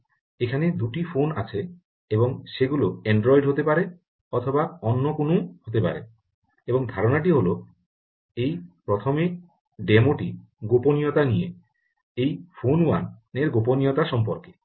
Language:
Bangla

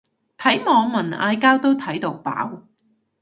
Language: Cantonese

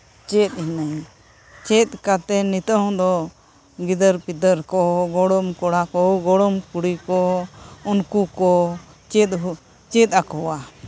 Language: Santali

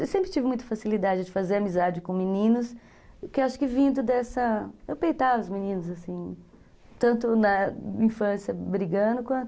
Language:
Portuguese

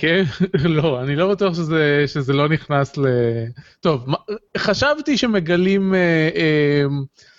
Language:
Hebrew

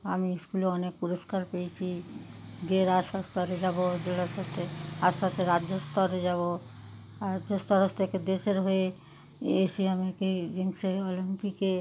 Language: Bangla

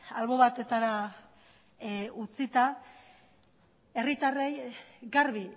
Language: Basque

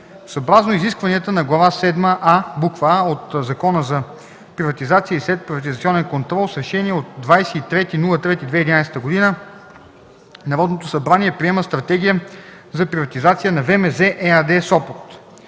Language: Bulgarian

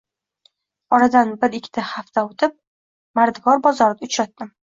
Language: Uzbek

